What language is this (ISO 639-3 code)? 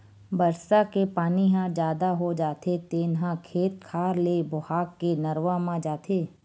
hne